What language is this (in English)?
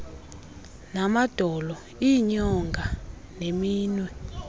Xhosa